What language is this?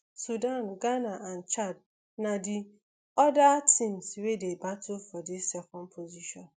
Nigerian Pidgin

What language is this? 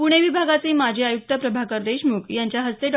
Marathi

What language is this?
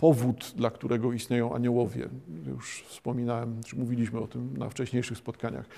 Polish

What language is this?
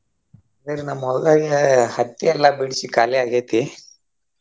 Kannada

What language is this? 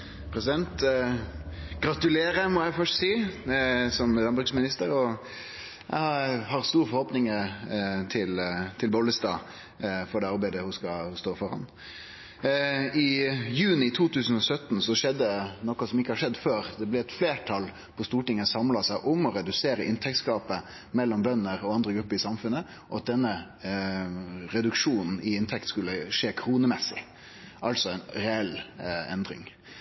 Norwegian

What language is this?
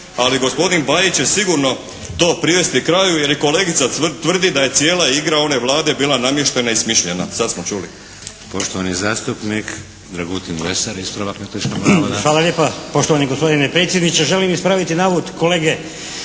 Croatian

